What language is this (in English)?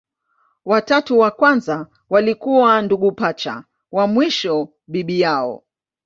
Swahili